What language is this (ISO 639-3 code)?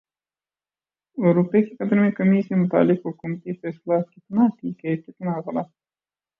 urd